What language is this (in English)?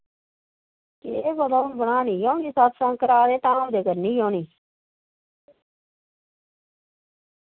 Dogri